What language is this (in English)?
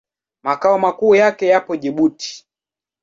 Swahili